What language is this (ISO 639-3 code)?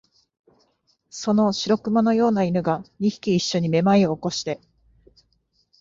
jpn